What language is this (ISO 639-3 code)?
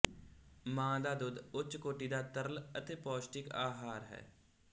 pan